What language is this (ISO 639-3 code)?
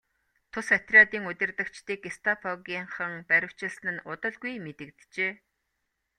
mon